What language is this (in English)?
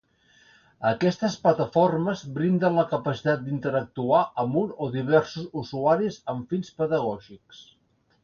Catalan